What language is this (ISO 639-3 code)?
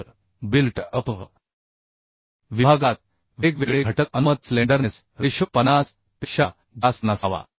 mar